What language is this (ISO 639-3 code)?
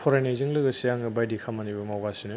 brx